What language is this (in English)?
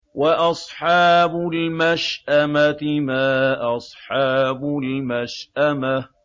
Arabic